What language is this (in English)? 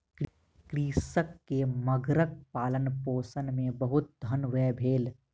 Maithili